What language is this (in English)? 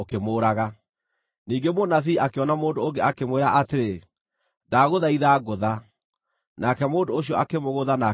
Kikuyu